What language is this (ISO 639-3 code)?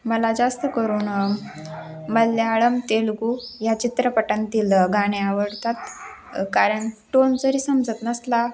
mar